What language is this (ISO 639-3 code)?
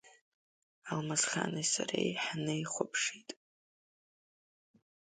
abk